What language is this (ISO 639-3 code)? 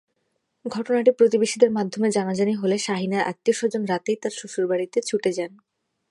ben